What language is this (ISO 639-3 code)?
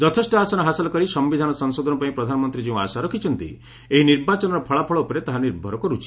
ori